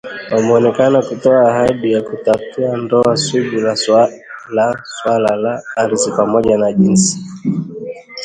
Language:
Swahili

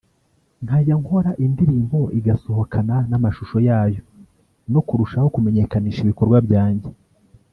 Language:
Kinyarwanda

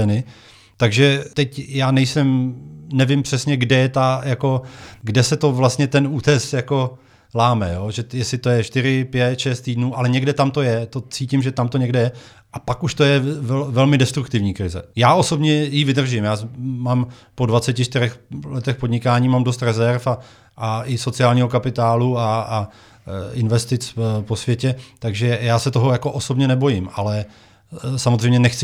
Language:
Czech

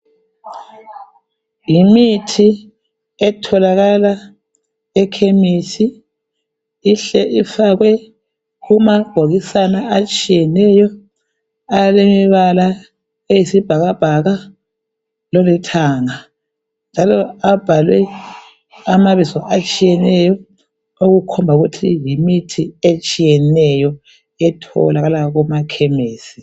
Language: North Ndebele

